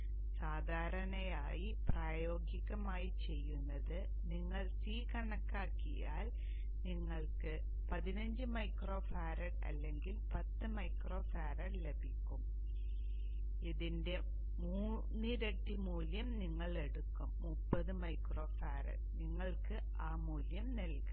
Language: Malayalam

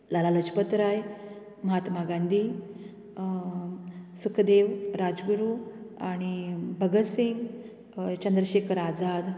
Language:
Konkani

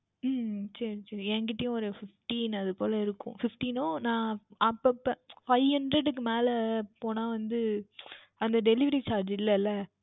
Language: Tamil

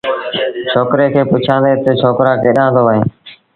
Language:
Sindhi Bhil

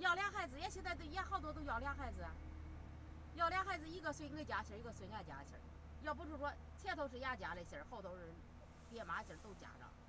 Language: Chinese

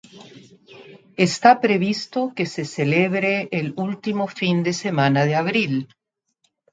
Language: Spanish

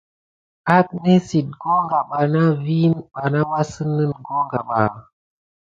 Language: Gidar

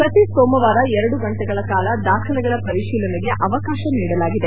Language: Kannada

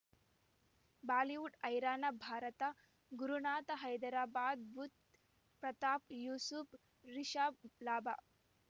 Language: Kannada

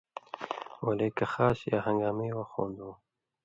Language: Indus Kohistani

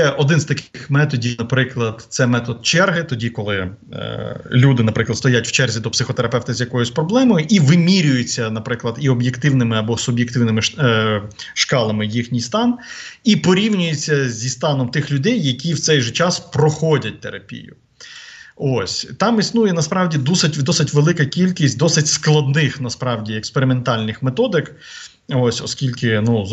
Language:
Ukrainian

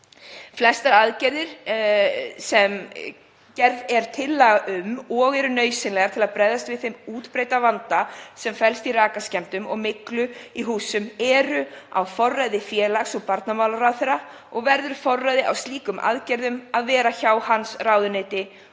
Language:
Icelandic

